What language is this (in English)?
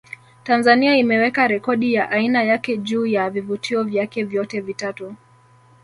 Swahili